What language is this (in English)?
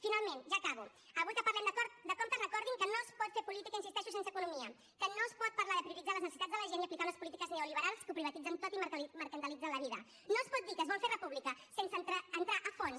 Catalan